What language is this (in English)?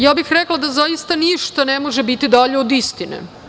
Serbian